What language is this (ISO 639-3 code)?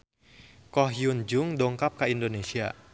sun